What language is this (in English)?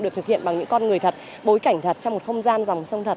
Vietnamese